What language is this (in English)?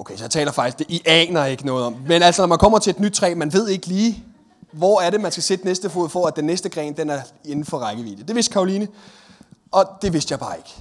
Danish